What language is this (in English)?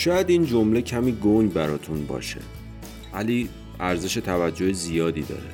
Persian